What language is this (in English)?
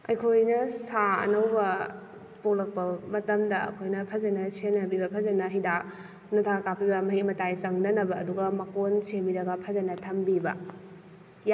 Manipuri